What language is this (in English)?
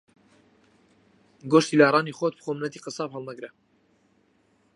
Central Kurdish